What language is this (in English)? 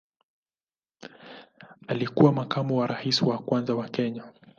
Swahili